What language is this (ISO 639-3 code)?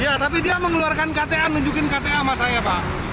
ind